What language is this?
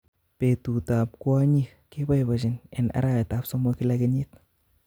Kalenjin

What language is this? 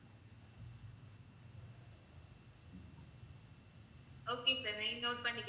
Tamil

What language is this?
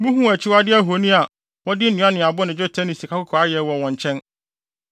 Akan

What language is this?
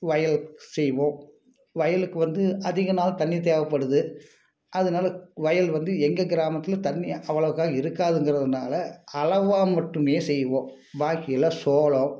Tamil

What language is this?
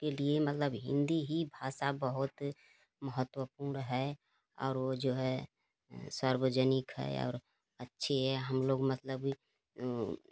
Hindi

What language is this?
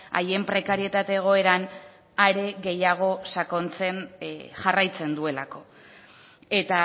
Basque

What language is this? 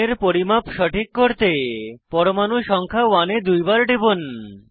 Bangla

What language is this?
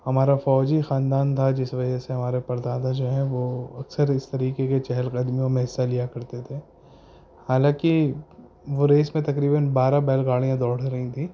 Urdu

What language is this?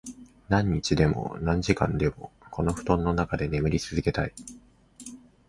Japanese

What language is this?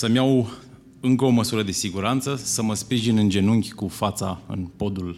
Romanian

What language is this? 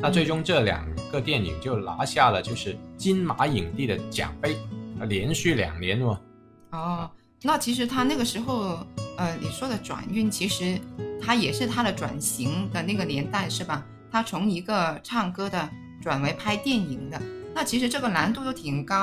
Chinese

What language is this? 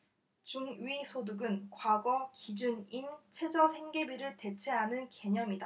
Korean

